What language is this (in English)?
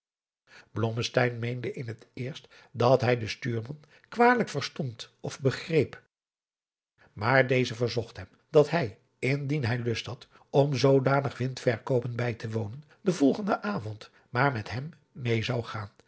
Dutch